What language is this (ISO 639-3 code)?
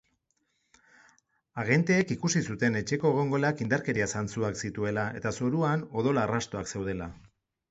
eus